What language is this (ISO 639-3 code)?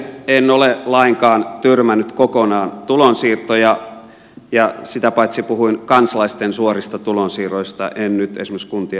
fin